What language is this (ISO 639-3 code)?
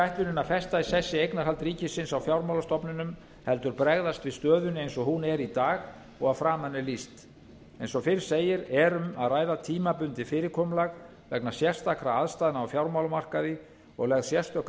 isl